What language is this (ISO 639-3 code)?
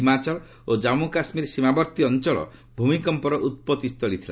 ori